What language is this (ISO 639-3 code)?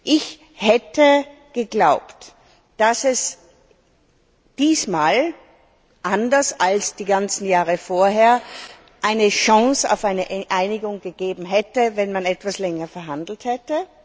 deu